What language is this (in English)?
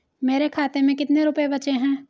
Hindi